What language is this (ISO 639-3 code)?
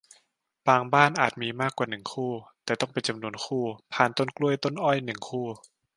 tha